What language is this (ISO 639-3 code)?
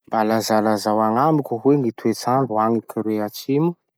msh